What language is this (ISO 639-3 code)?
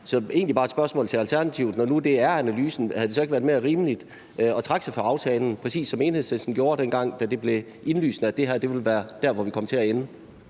dan